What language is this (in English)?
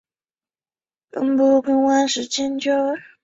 Chinese